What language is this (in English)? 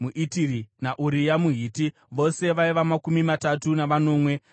Shona